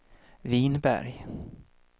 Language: Swedish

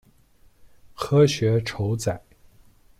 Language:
Chinese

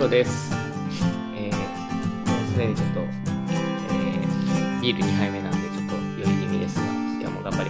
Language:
Japanese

